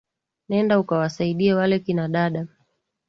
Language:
Swahili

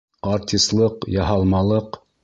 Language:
Bashkir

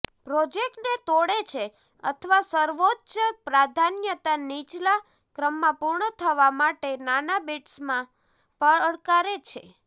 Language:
Gujarati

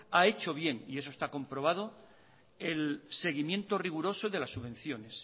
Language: Spanish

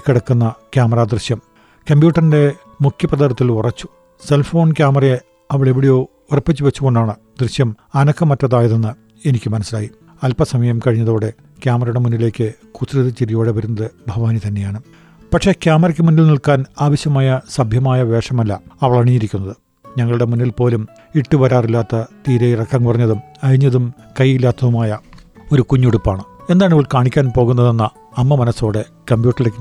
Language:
Malayalam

